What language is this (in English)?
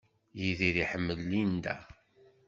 Kabyle